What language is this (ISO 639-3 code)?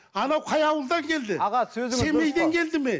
kaz